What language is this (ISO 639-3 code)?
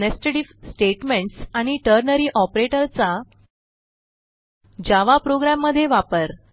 mar